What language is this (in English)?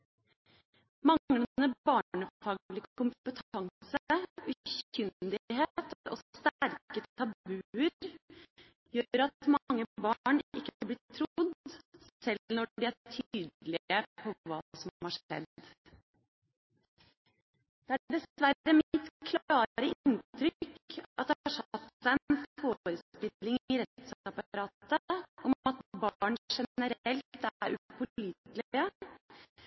Norwegian Bokmål